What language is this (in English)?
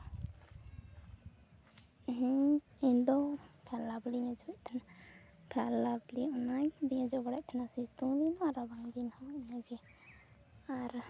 Santali